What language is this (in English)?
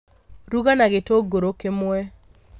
Kikuyu